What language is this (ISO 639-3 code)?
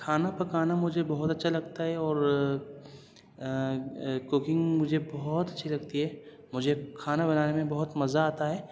urd